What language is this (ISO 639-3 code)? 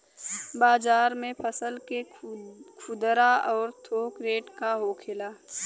bho